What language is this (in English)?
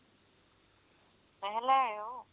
Punjabi